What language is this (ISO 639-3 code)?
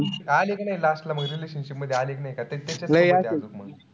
mar